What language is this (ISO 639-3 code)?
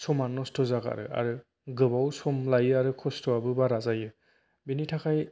brx